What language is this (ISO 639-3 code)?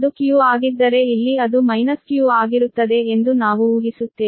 kan